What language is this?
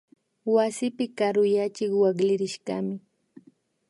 Imbabura Highland Quichua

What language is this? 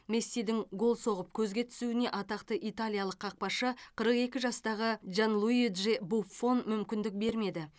Kazakh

